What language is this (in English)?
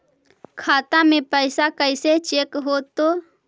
Magahi